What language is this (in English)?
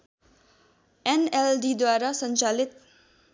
Nepali